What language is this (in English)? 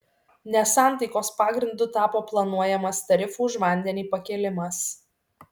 Lithuanian